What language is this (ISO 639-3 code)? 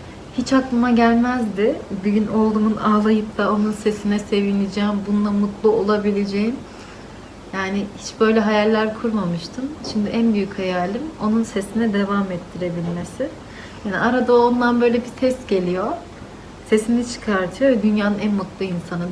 tur